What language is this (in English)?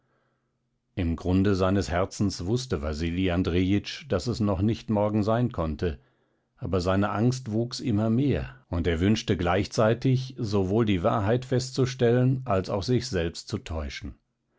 German